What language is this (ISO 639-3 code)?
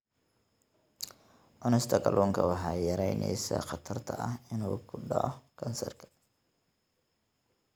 som